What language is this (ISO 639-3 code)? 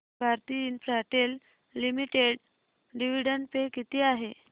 mar